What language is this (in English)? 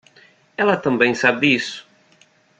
Portuguese